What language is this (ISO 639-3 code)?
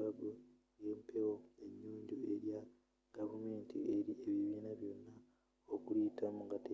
lug